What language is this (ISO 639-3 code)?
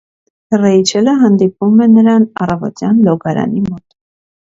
hye